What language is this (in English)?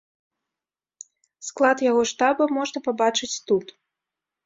Belarusian